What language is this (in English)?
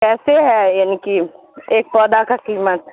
Urdu